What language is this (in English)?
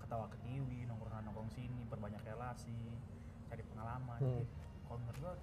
Indonesian